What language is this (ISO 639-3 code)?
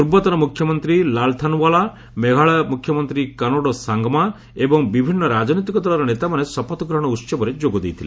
ori